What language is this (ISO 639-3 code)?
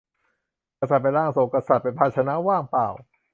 tha